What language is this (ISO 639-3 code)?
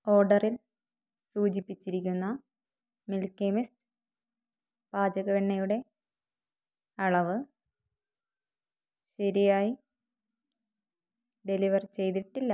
mal